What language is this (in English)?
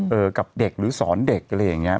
Thai